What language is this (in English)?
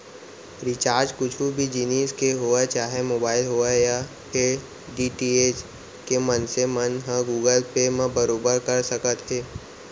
Chhattisgarhi